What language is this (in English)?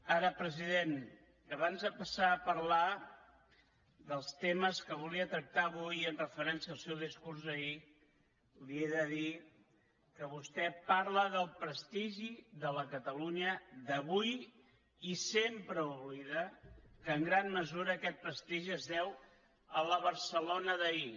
Catalan